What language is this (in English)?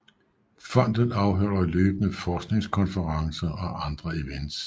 Danish